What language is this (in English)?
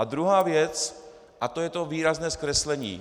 Czech